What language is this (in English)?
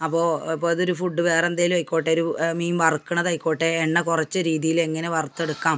Malayalam